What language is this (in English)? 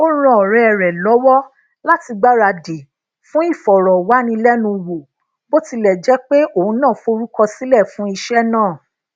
Yoruba